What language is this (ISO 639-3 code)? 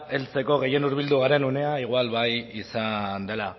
eus